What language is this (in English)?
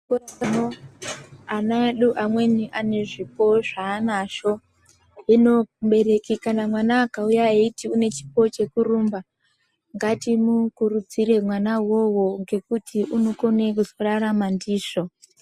Ndau